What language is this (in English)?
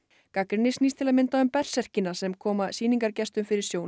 Icelandic